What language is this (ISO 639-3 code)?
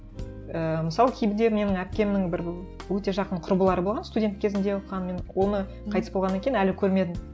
kaz